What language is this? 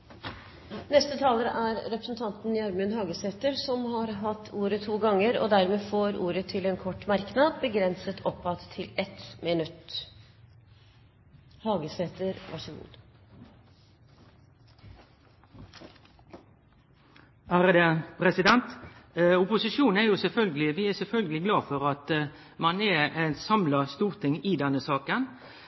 Norwegian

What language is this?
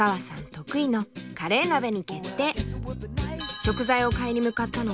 Japanese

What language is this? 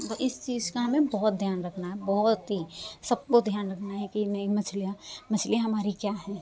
Hindi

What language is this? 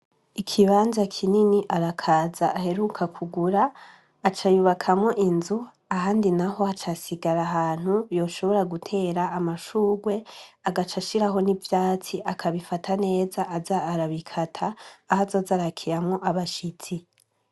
Rundi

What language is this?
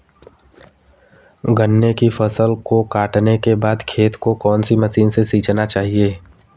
Hindi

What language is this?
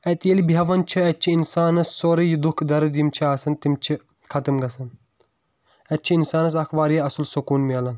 Kashmiri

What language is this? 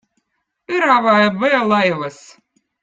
Votic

